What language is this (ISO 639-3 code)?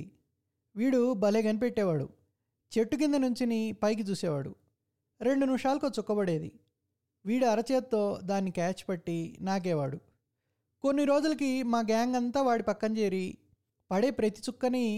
tel